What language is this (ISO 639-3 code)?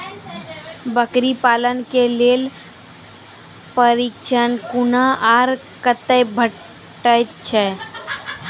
mai